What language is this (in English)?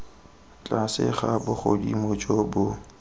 Tswana